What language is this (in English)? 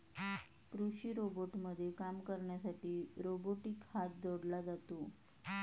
Marathi